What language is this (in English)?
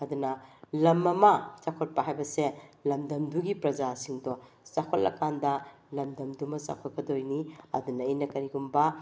Manipuri